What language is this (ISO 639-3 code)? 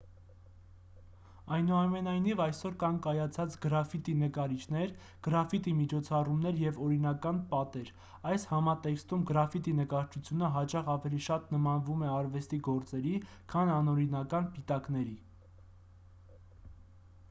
hye